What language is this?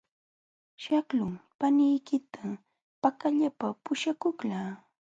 Jauja Wanca Quechua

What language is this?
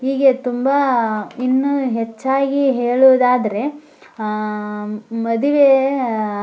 Kannada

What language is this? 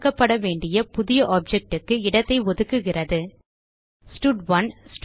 Tamil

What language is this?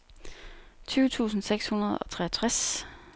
Danish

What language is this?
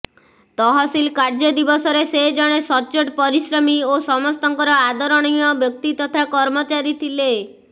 Odia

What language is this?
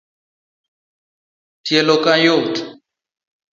Luo (Kenya and Tanzania)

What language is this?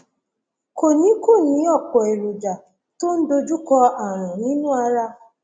Yoruba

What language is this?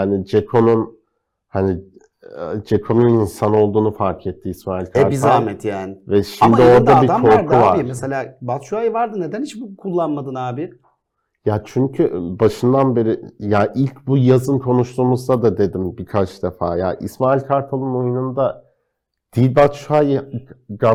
Turkish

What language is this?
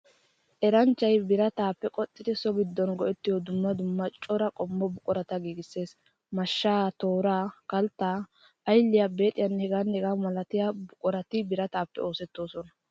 Wolaytta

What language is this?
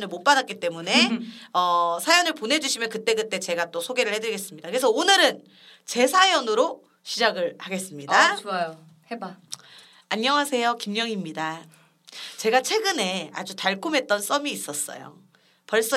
Korean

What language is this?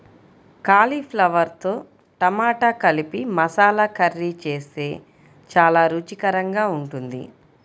Telugu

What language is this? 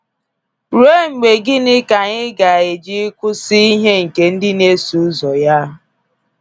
Igbo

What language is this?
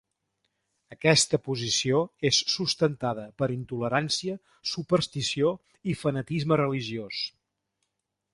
Catalan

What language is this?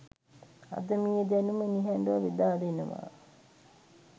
Sinhala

